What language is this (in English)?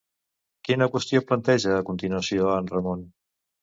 Catalan